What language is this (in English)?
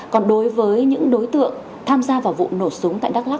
Vietnamese